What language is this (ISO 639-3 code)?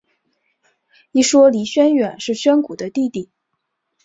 zho